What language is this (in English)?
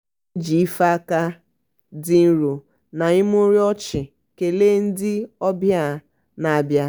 Igbo